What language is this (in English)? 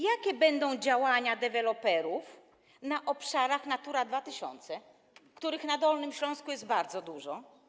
Polish